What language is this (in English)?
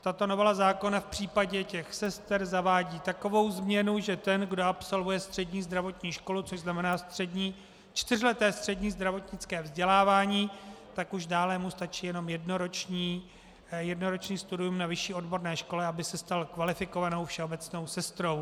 Czech